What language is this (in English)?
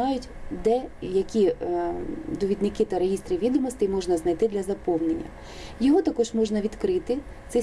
Ukrainian